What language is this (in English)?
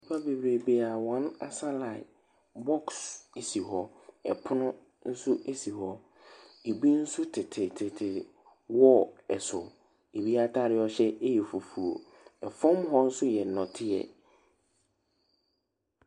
Akan